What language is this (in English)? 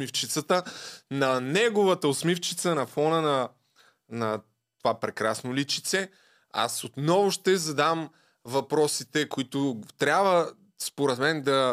Bulgarian